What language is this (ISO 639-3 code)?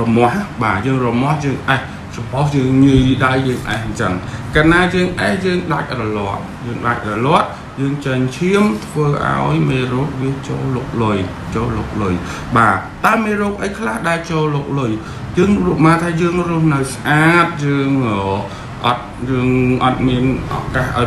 vie